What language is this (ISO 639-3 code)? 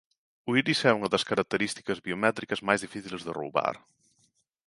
glg